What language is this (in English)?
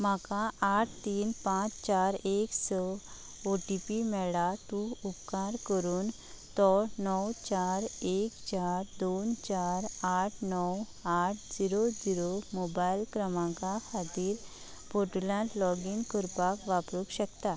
Konkani